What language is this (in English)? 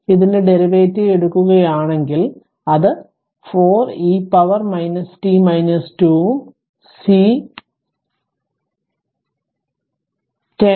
Malayalam